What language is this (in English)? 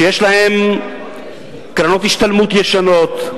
Hebrew